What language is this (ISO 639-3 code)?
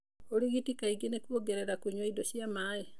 kik